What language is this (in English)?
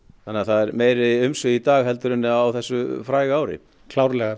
Icelandic